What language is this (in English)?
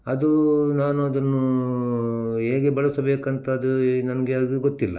Kannada